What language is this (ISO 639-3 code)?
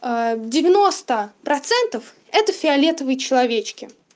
rus